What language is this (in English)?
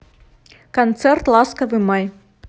Russian